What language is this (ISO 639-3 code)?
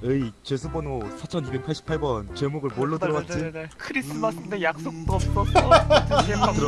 kor